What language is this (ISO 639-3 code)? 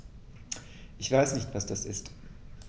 deu